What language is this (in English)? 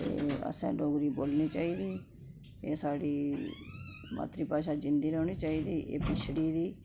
Dogri